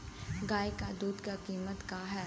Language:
Bhojpuri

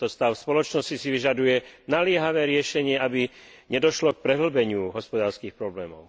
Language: Slovak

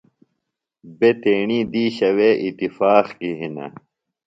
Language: Phalura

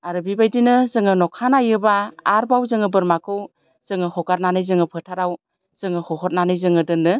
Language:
Bodo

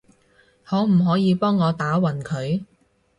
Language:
Cantonese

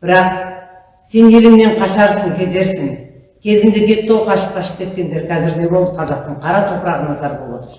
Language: Turkish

